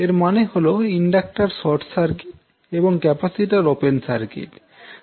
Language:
Bangla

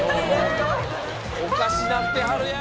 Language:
Japanese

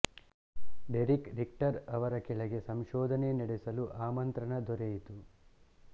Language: Kannada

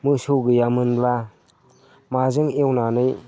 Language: Bodo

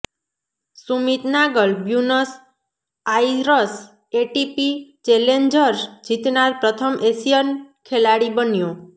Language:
Gujarati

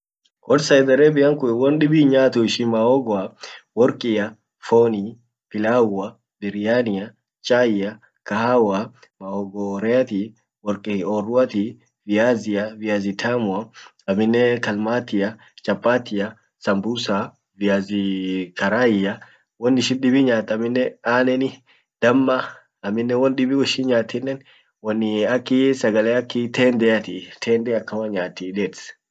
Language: Orma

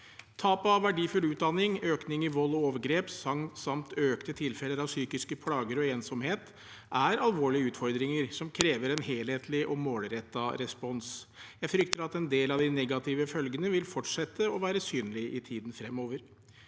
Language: Norwegian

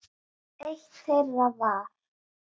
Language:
Icelandic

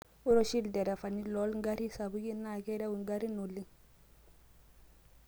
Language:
Masai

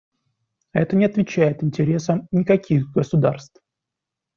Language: Russian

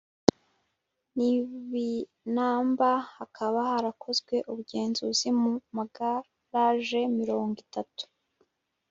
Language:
Kinyarwanda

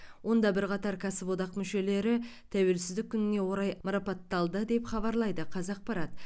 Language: Kazakh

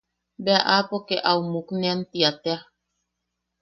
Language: Yaqui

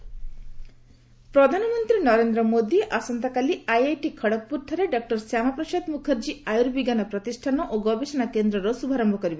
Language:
Odia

